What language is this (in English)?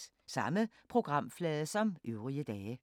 Danish